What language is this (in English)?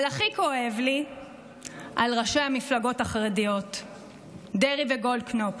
Hebrew